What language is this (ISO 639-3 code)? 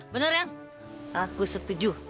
ind